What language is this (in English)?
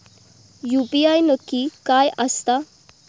Marathi